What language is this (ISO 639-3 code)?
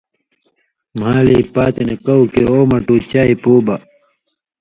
mvy